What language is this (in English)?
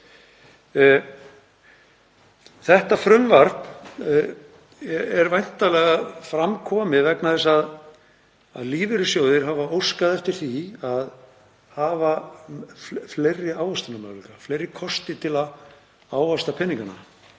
Icelandic